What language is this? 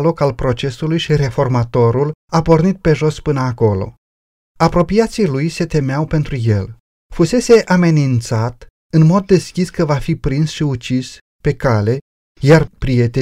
Romanian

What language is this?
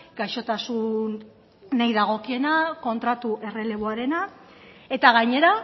Basque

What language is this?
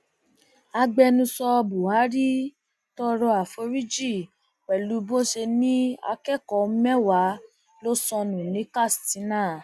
Yoruba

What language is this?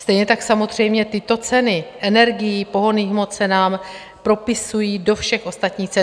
Czech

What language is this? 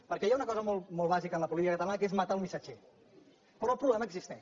Catalan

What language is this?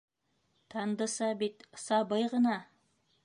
Bashkir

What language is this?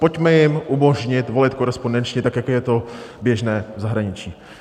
Czech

